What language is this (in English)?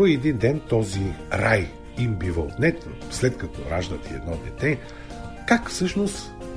Bulgarian